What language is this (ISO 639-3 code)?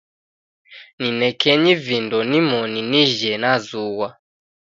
dav